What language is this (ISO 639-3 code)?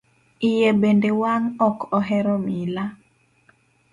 luo